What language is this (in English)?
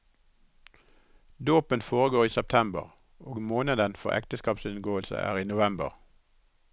Norwegian